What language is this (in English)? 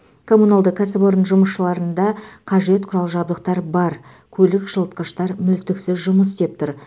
Kazakh